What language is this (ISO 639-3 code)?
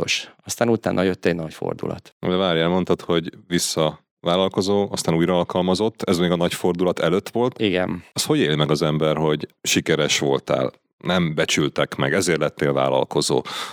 hun